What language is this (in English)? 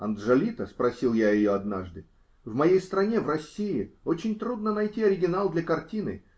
Russian